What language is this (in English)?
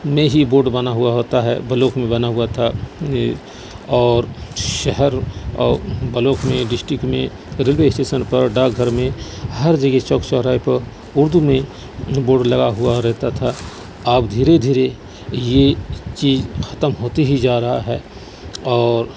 Urdu